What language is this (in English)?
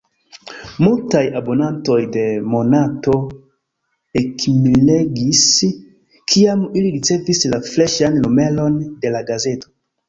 Esperanto